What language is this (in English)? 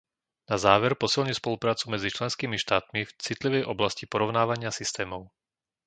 Slovak